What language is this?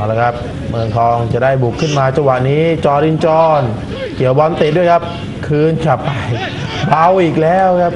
Thai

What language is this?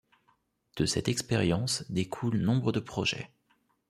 French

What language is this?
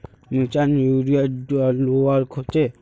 Magahi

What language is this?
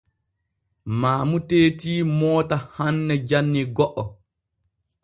Borgu Fulfulde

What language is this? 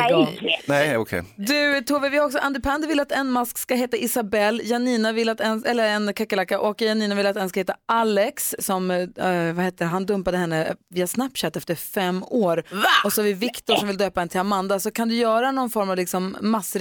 Swedish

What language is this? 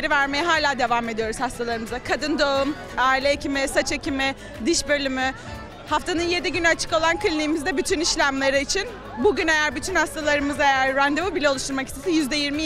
Turkish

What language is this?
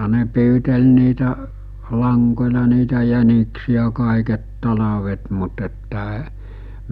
Finnish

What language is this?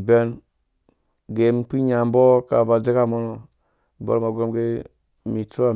Dũya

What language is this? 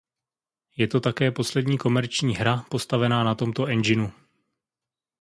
Czech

